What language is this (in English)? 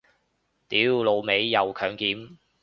Cantonese